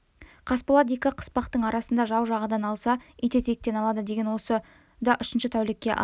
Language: Kazakh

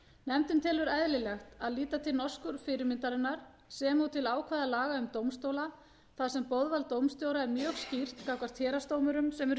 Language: Icelandic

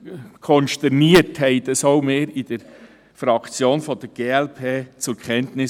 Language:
Swiss German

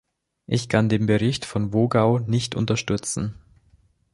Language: German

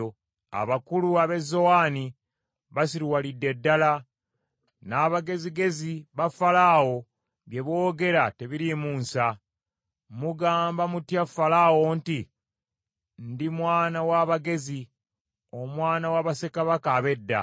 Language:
Ganda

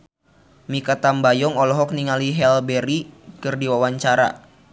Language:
Sundanese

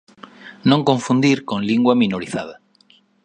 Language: Galician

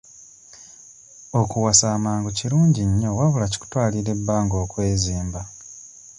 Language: Ganda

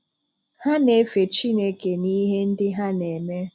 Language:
Igbo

